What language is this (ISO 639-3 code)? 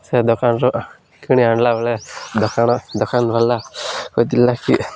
ori